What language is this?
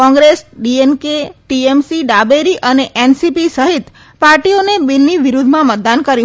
Gujarati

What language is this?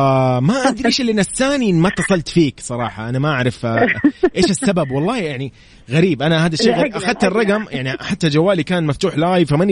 Arabic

